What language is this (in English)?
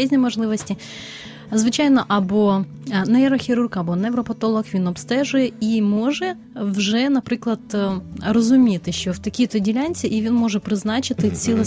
Ukrainian